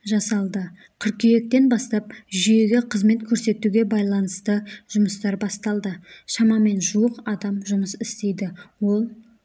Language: Kazakh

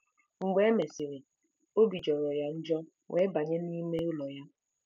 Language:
Igbo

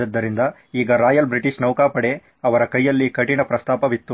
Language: Kannada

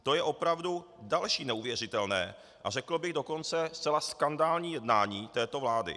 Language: Czech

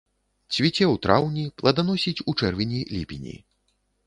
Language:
Belarusian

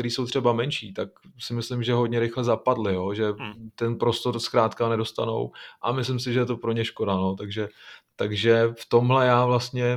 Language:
Czech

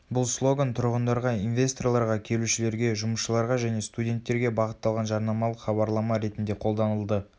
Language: Kazakh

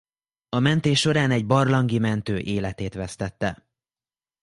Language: Hungarian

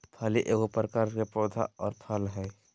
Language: Magahi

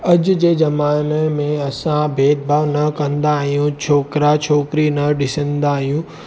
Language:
Sindhi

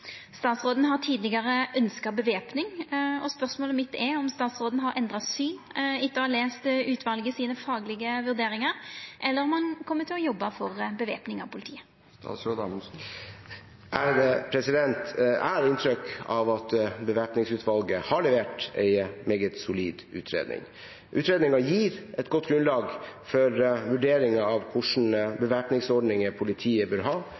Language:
Norwegian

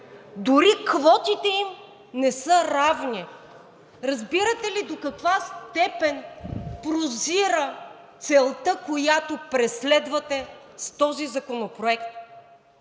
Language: Bulgarian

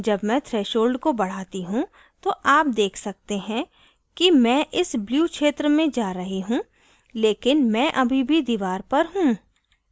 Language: Hindi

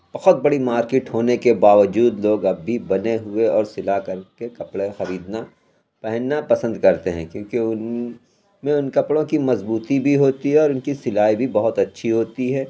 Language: Urdu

